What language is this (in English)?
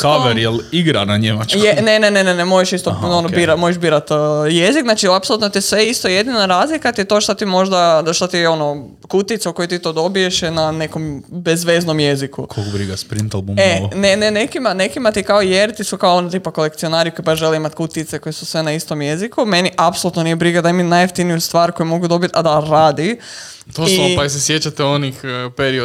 Croatian